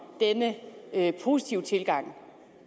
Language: Danish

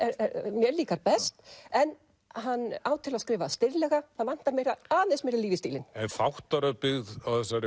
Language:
Icelandic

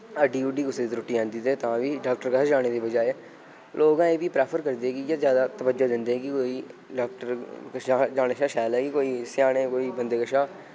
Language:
Dogri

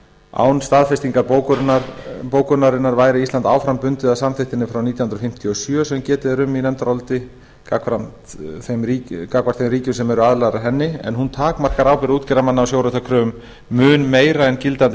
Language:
Icelandic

